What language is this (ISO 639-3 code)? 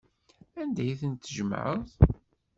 kab